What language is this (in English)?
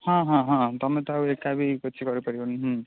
Odia